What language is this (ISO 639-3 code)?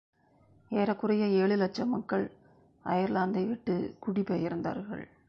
tam